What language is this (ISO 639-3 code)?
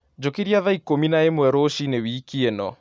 kik